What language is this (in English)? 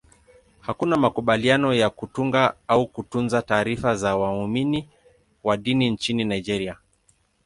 Swahili